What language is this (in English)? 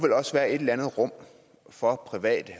Danish